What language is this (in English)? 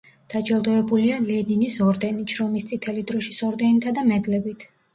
Georgian